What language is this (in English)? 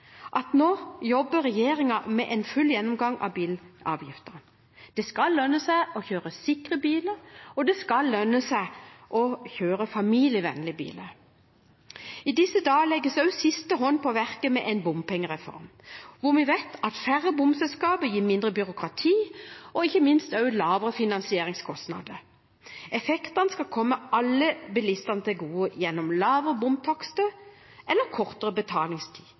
Norwegian Bokmål